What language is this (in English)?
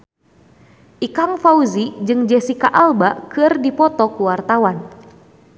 Sundanese